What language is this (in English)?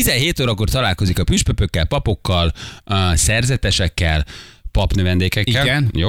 Hungarian